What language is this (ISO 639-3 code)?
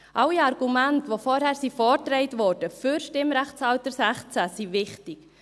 gsw